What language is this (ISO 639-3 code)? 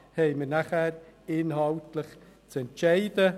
gsw